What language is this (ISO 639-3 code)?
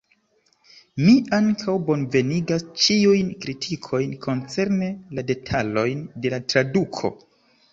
epo